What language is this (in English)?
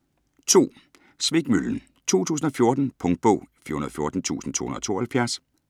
Danish